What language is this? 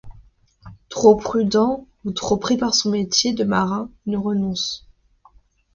French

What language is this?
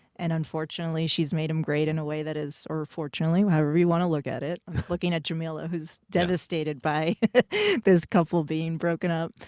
English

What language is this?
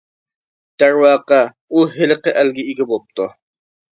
Uyghur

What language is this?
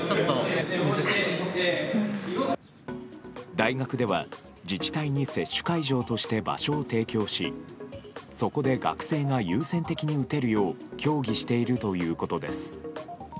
Japanese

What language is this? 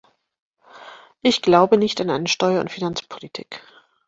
German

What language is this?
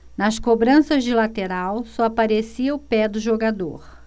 Portuguese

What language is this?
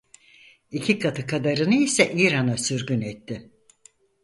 Turkish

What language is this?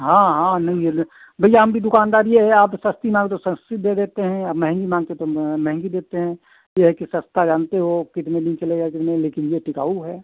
Hindi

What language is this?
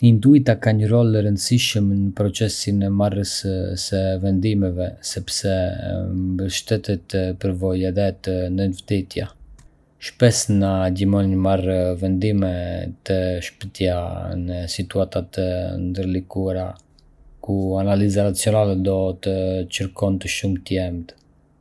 Arbëreshë Albanian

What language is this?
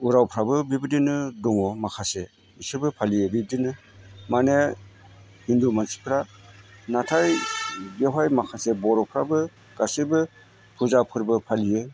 Bodo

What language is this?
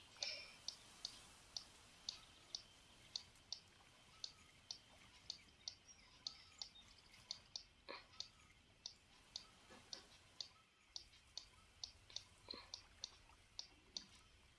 Italian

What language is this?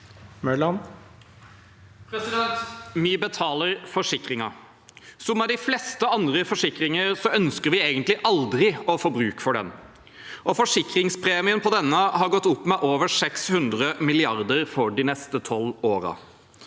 Norwegian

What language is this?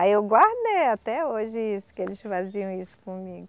Portuguese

